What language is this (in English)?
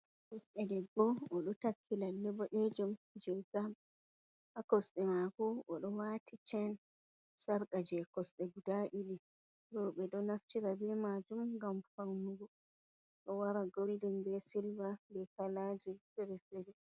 Fula